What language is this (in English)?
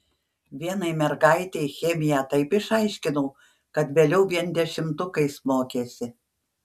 Lithuanian